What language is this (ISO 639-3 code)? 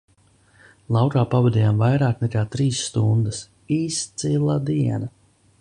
lav